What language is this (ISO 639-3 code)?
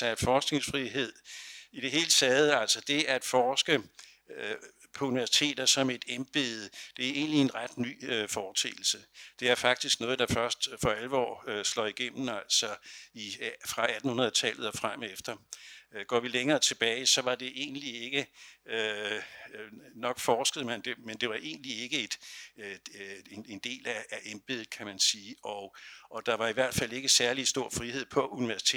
dan